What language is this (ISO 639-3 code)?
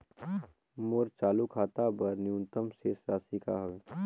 hne